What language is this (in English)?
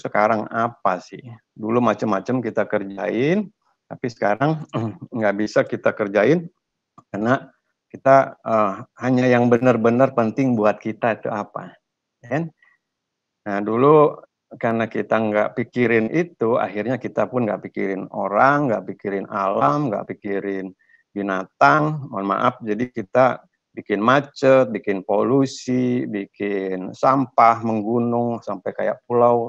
Indonesian